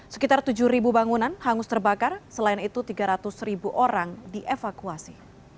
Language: Indonesian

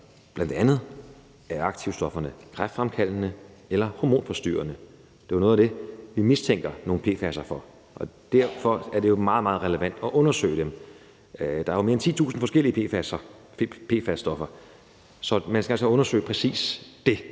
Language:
Danish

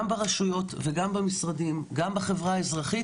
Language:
Hebrew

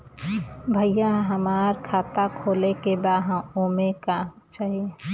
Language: Bhojpuri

